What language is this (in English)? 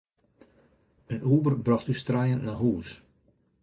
Western Frisian